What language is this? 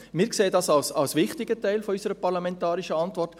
Swiss German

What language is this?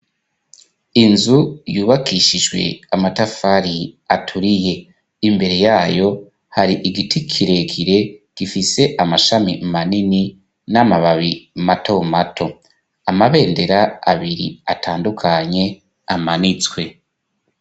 Rundi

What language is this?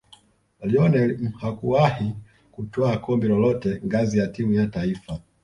Swahili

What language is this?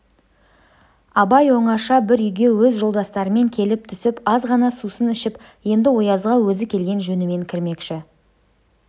Kazakh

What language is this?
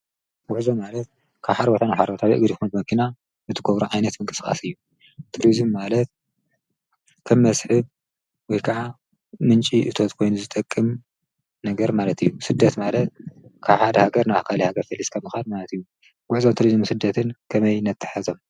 Tigrinya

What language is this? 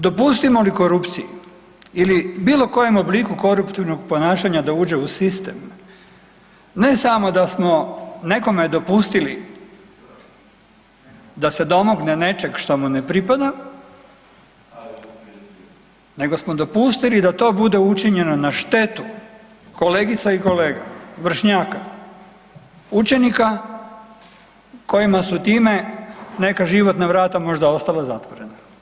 Croatian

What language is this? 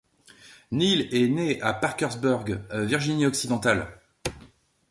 French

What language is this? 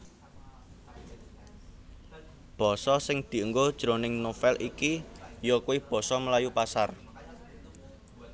Javanese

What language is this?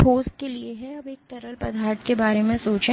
Hindi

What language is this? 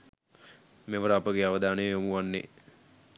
Sinhala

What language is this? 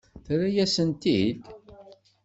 Kabyle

